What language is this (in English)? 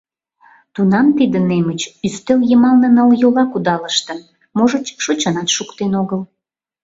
Mari